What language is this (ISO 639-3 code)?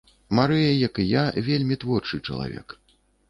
bel